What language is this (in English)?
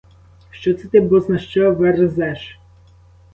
Ukrainian